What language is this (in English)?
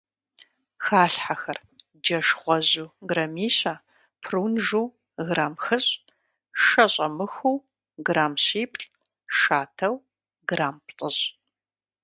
Kabardian